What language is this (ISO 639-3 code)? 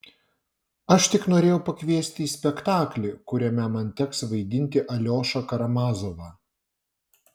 lit